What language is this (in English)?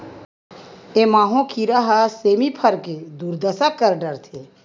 Chhattisgarhi